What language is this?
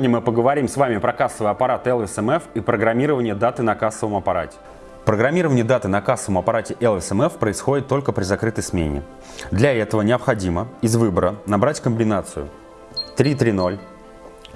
Russian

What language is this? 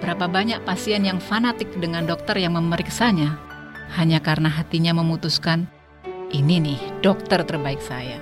Indonesian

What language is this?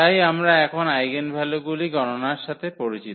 Bangla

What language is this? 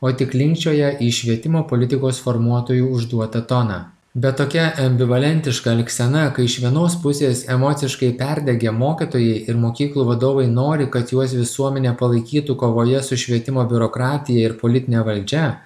Lithuanian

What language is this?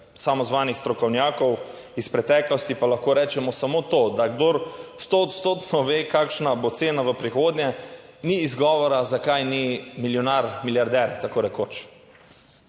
Slovenian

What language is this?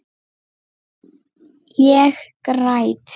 Icelandic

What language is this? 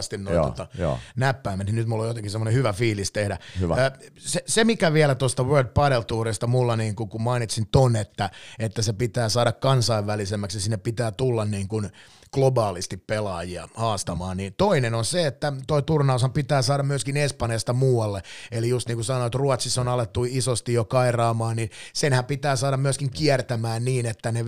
Finnish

